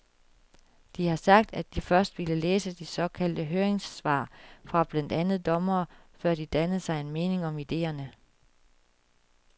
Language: Danish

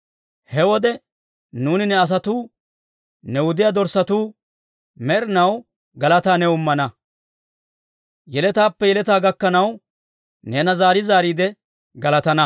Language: Dawro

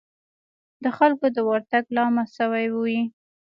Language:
Pashto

